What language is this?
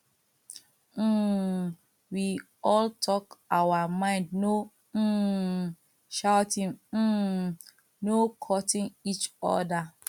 Nigerian Pidgin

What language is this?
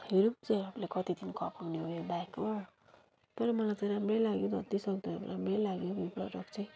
Nepali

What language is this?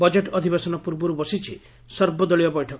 Odia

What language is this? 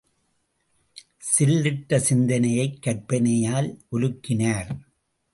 Tamil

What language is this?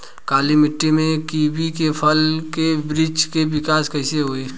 Bhojpuri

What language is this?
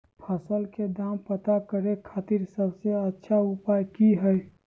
Magahi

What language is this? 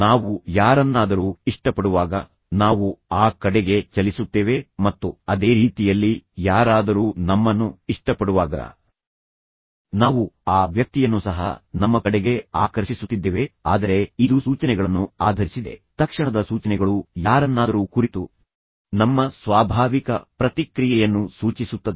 Kannada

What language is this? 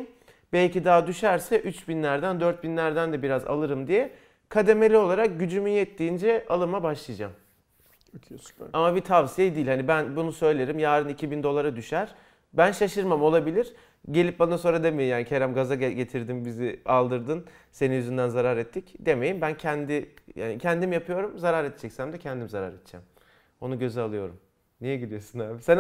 Turkish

